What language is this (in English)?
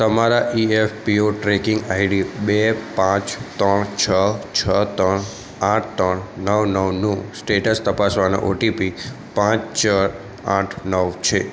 Gujarati